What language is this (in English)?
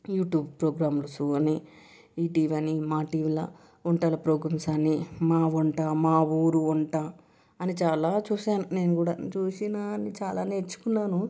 Telugu